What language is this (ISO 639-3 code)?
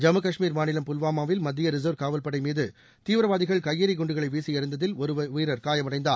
tam